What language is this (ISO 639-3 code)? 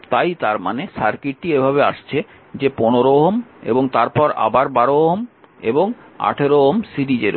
ben